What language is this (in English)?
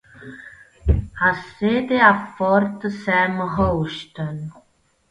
Italian